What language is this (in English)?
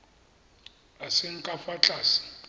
Tswana